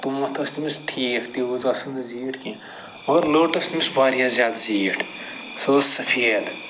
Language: Kashmiri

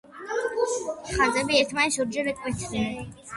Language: Georgian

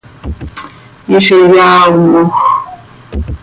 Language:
Seri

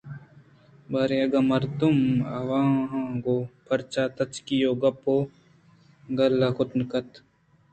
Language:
Eastern Balochi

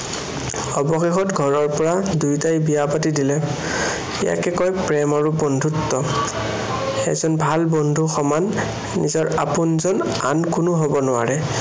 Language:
Assamese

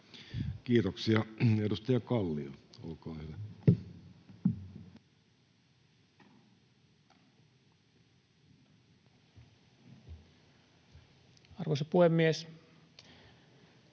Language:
Finnish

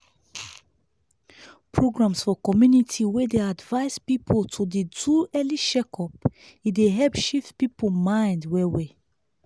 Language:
Nigerian Pidgin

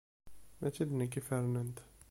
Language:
Kabyle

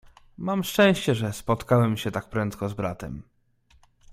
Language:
Polish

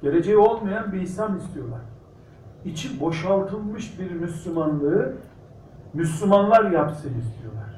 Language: Turkish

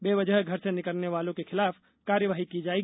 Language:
Hindi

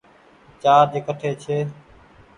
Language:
Goaria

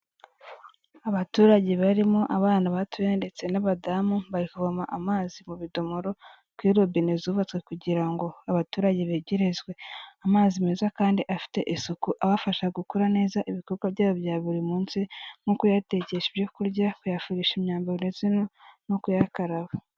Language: Kinyarwanda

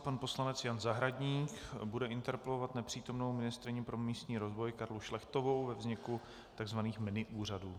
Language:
Czech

